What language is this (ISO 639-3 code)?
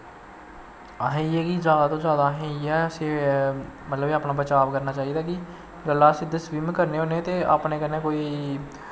doi